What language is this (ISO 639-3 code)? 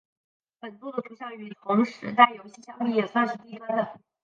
zho